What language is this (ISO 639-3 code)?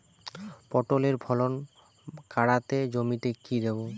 ben